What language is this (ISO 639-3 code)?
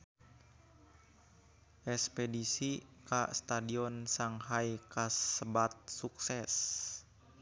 sun